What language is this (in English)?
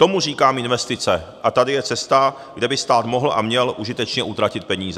Czech